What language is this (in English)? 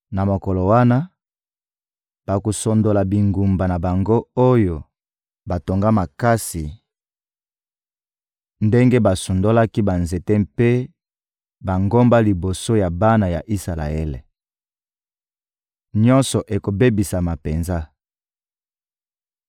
Lingala